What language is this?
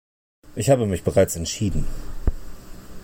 German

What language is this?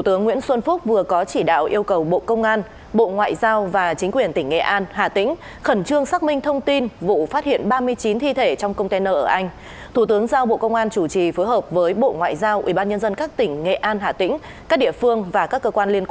Vietnamese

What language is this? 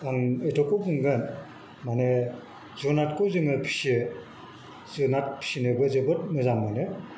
Bodo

